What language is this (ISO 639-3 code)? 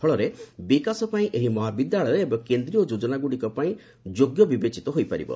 ori